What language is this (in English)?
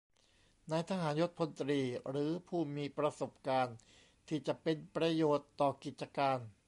Thai